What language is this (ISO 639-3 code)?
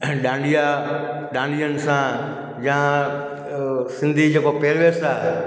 snd